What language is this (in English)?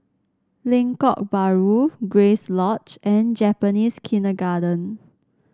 English